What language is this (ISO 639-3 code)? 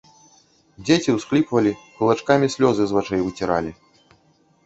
bel